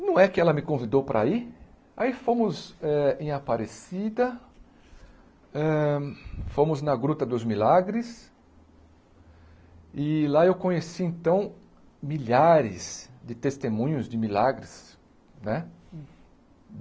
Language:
Portuguese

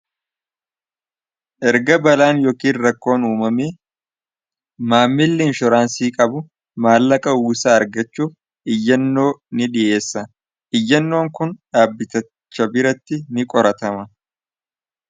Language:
Oromo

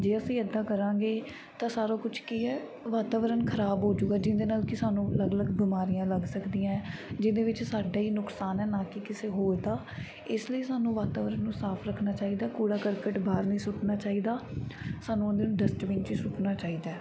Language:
Punjabi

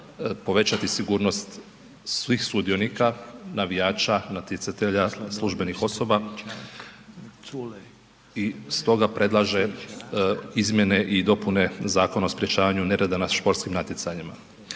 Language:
Croatian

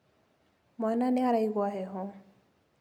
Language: Kikuyu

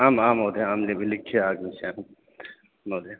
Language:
Sanskrit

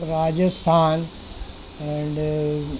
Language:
Urdu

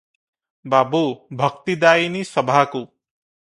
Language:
Odia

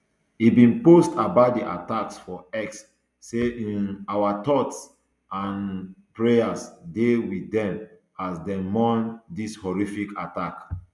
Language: Nigerian Pidgin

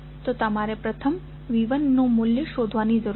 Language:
Gujarati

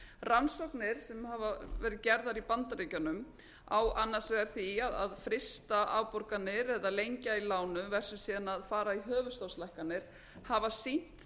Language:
Icelandic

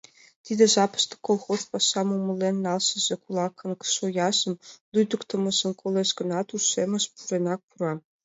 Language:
Mari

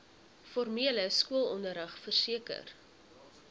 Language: Afrikaans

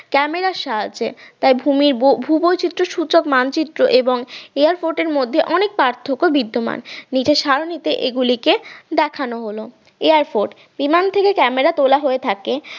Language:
Bangla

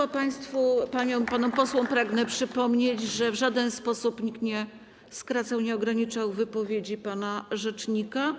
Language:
Polish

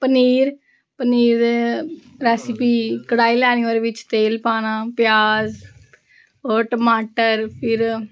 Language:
Dogri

